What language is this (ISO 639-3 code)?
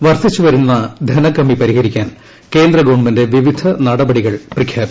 mal